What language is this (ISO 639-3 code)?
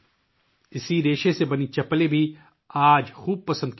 urd